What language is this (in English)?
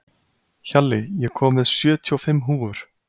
Icelandic